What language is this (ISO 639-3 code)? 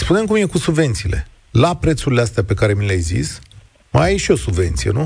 ron